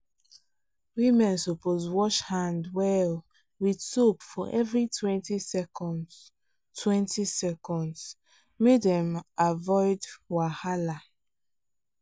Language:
Nigerian Pidgin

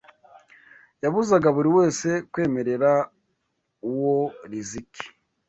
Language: Kinyarwanda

